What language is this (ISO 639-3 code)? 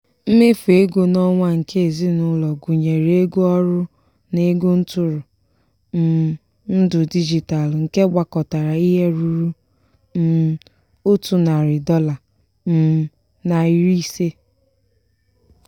ibo